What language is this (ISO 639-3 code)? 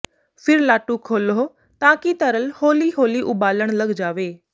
pan